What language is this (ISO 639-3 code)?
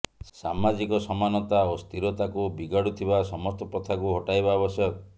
ori